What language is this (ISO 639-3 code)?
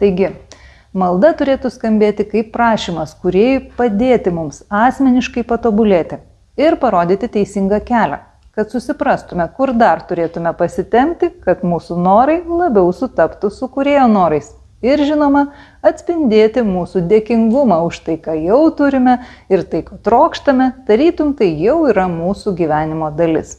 lit